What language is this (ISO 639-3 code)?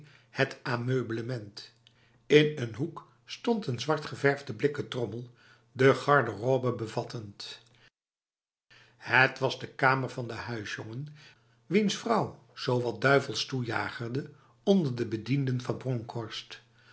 nld